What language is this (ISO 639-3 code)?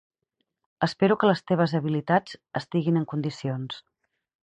cat